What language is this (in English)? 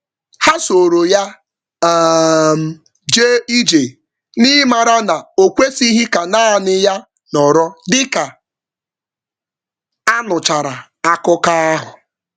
Igbo